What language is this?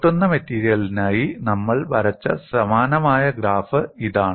Malayalam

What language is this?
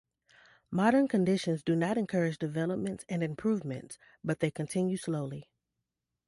English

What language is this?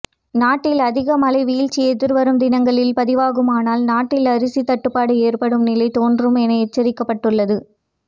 Tamil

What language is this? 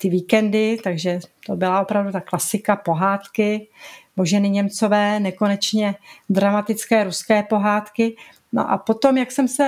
Czech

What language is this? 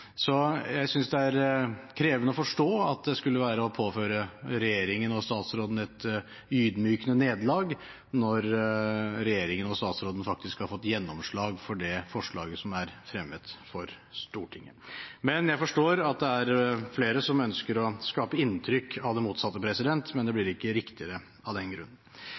Norwegian Bokmål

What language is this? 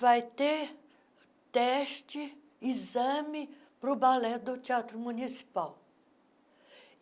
Portuguese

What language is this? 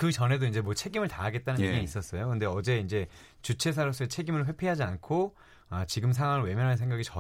Korean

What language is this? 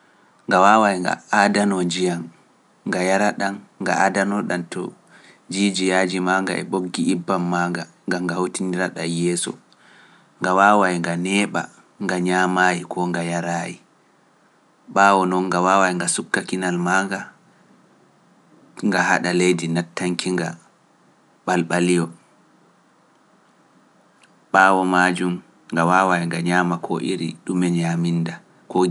Pular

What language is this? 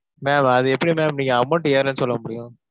Tamil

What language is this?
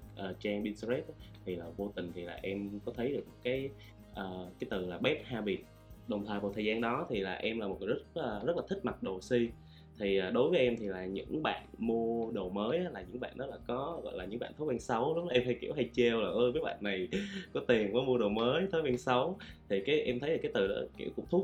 Vietnamese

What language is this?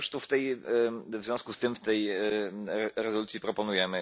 Polish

